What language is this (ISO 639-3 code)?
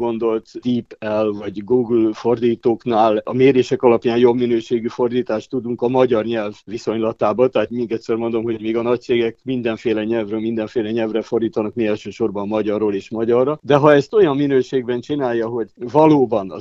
hun